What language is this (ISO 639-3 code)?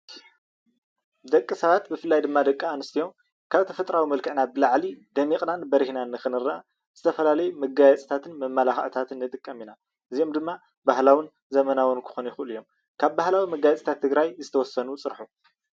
tir